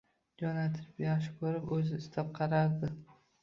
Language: Uzbek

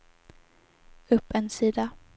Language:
Swedish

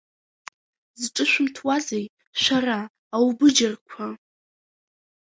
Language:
Abkhazian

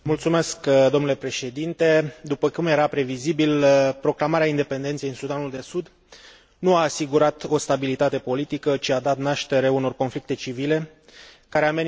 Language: Romanian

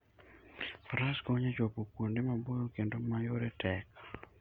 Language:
Luo (Kenya and Tanzania)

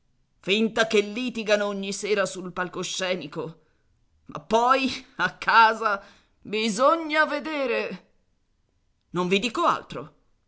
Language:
Italian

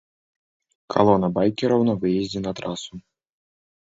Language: Belarusian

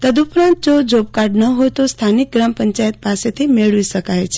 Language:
Gujarati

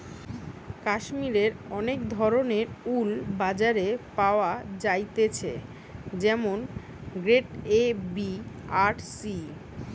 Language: Bangla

